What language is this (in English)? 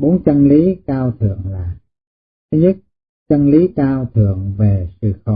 Vietnamese